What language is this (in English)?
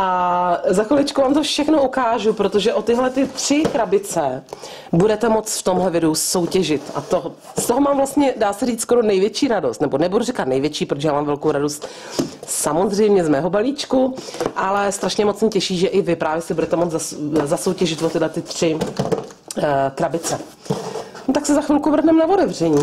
Czech